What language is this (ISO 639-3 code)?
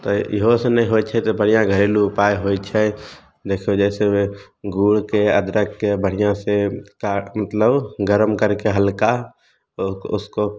mai